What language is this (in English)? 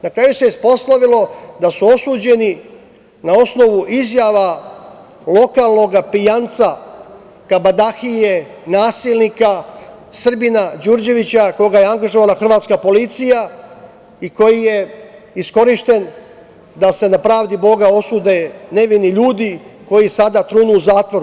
Serbian